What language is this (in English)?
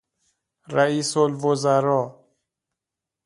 Persian